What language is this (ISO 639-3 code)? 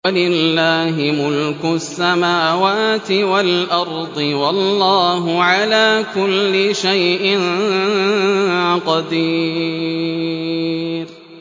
ara